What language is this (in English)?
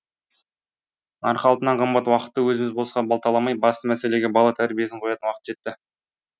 Kazakh